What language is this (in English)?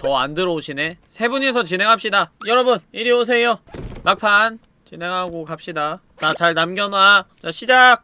Korean